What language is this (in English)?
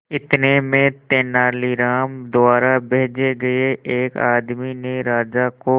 Hindi